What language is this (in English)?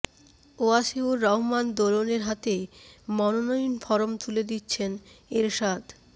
Bangla